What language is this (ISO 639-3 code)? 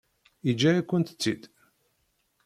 kab